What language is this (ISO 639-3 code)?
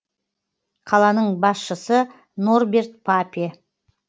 kaz